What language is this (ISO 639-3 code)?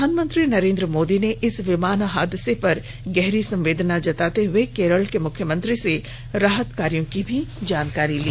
hin